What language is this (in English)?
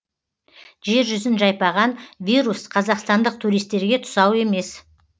Kazakh